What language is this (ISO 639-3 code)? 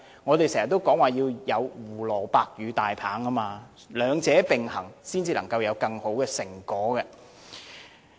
yue